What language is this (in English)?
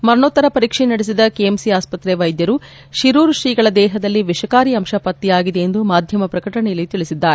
Kannada